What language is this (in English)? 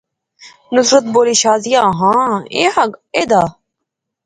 Pahari-Potwari